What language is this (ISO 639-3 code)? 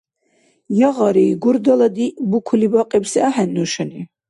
dar